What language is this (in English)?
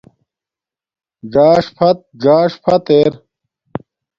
Domaaki